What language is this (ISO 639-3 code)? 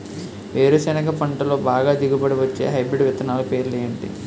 tel